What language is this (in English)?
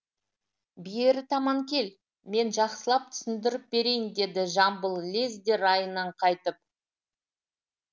Kazakh